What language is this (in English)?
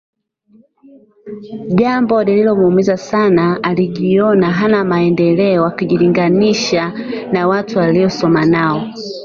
Swahili